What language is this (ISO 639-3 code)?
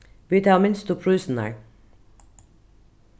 fao